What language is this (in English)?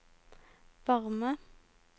Norwegian